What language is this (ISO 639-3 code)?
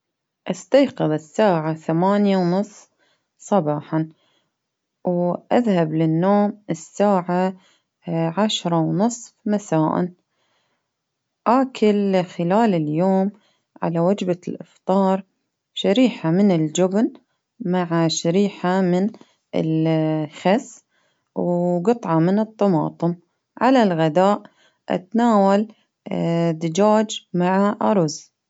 abv